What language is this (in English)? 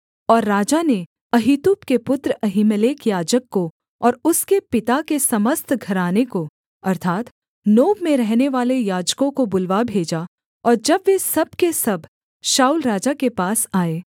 Hindi